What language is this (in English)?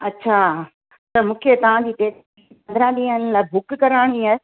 Sindhi